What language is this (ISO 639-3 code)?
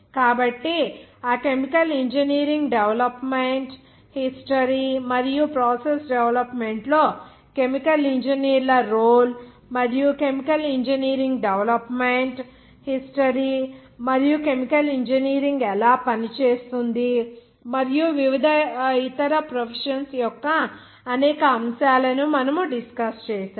tel